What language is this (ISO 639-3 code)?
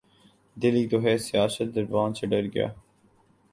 urd